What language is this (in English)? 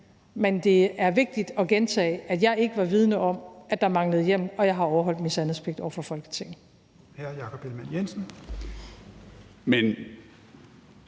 Danish